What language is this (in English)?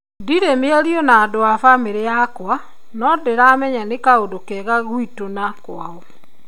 Kikuyu